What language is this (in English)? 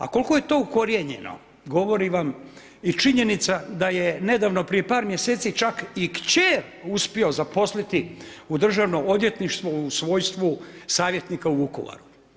Croatian